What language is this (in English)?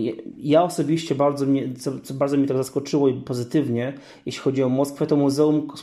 Polish